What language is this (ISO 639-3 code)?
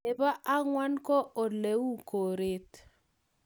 kln